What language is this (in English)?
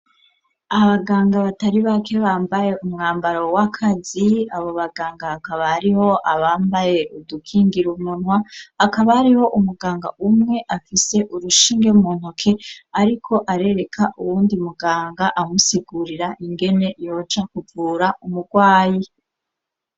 Rundi